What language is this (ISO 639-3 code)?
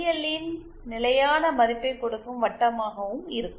tam